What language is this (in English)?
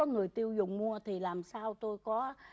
Vietnamese